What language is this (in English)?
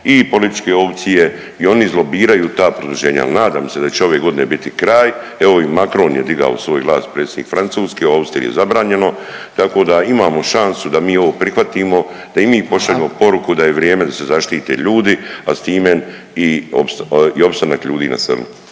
Croatian